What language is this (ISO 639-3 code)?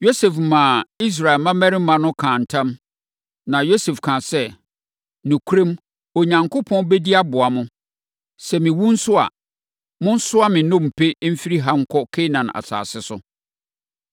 aka